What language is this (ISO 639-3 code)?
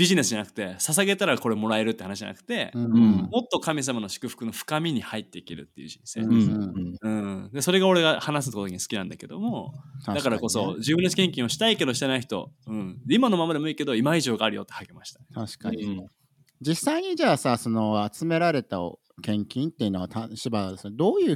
jpn